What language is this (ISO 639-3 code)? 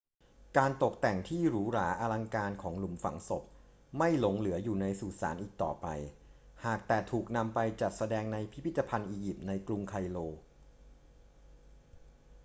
tha